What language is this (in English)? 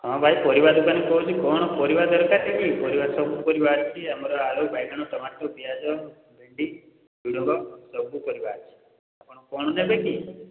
Odia